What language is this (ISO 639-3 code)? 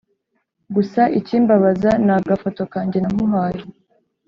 kin